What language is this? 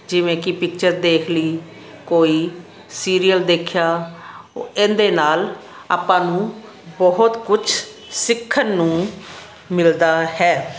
Punjabi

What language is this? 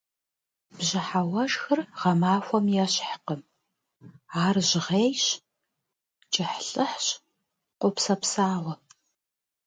Kabardian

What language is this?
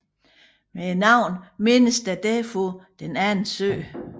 Danish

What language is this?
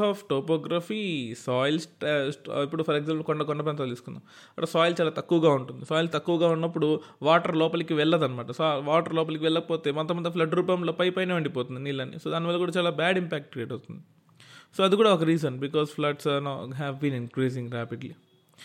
Telugu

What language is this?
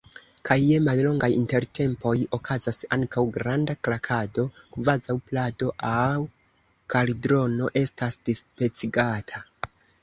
Esperanto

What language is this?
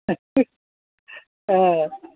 Malayalam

